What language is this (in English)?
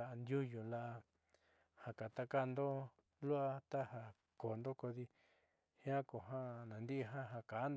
Southeastern Nochixtlán Mixtec